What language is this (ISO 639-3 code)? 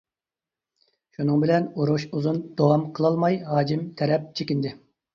uig